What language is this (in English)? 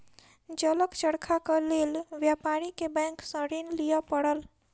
Maithili